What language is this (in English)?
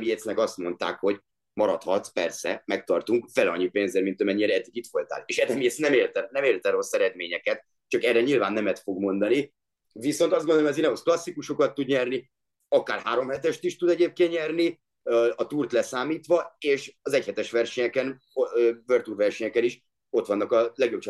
Hungarian